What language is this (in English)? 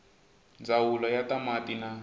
Tsonga